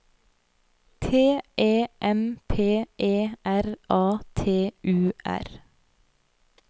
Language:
Norwegian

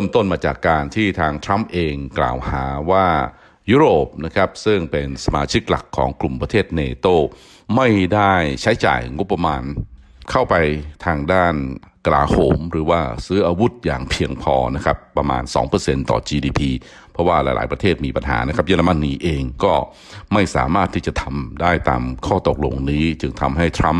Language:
Thai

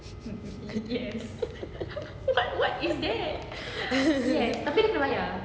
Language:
English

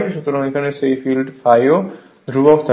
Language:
Bangla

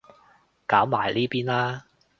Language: Cantonese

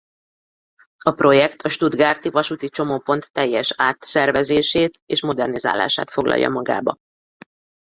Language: Hungarian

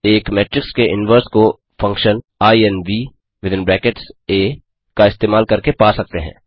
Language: Hindi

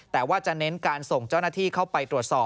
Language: Thai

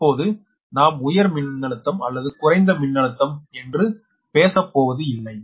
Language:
Tamil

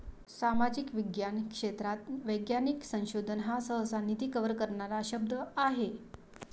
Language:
Marathi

